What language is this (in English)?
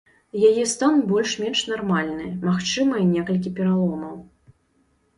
Belarusian